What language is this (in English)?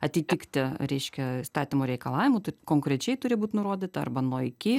Lithuanian